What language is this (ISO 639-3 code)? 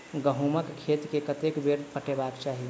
mai